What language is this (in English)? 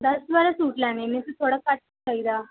Punjabi